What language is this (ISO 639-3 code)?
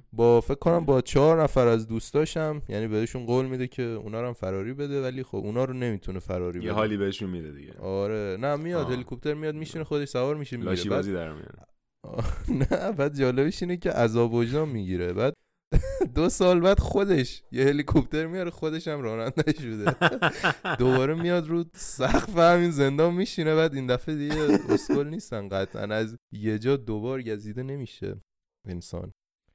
fas